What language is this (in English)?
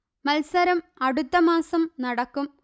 Malayalam